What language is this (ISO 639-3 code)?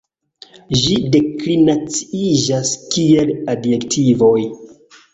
epo